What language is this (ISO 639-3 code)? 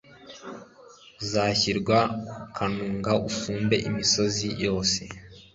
kin